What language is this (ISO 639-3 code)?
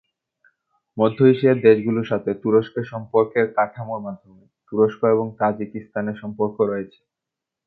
ben